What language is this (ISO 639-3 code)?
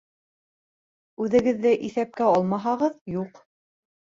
bak